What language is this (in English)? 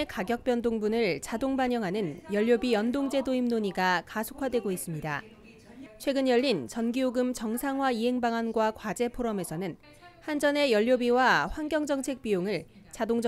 Korean